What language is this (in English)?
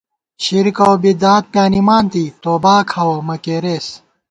Gawar-Bati